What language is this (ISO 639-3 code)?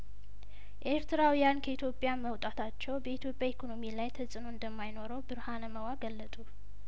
amh